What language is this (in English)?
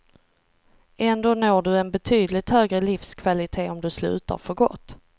Swedish